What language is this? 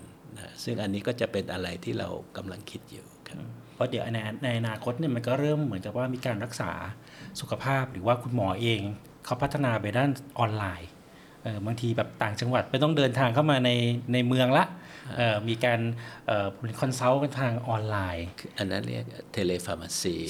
Thai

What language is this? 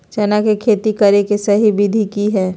Magahi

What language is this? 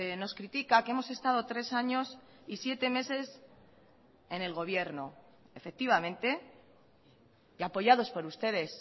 Spanish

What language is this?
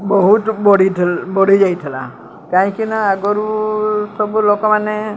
Odia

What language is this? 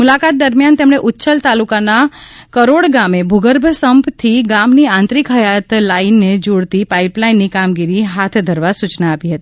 Gujarati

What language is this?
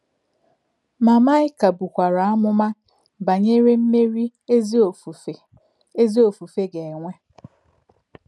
Igbo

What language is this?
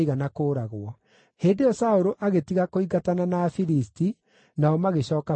Kikuyu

